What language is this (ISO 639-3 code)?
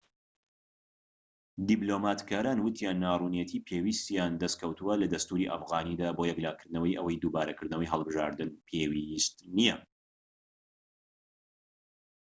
ckb